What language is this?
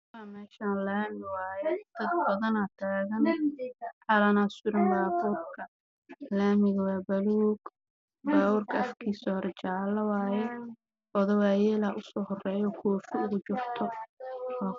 Somali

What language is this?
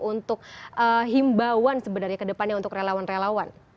Indonesian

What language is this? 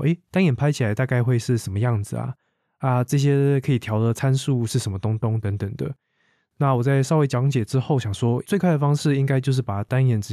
Chinese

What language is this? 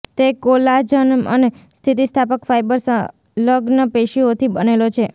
Gujarati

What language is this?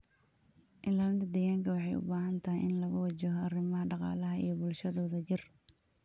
Somali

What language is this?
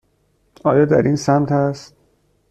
Persian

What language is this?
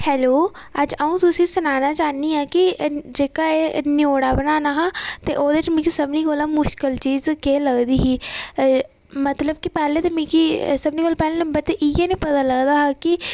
Dogri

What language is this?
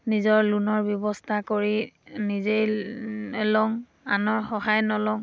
Assamese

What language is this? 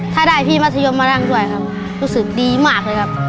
Thai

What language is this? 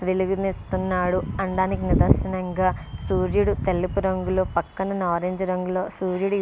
Telugu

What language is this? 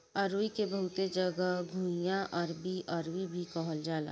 Bhojpuri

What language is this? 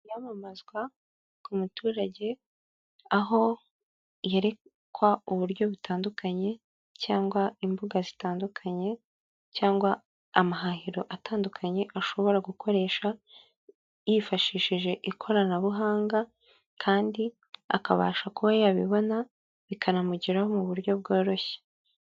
Kinyarwanda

